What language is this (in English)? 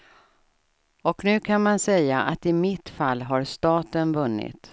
Swedish